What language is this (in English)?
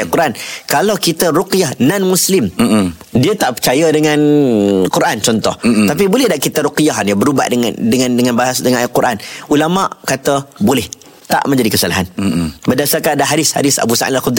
Malay